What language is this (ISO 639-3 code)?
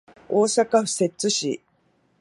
jpn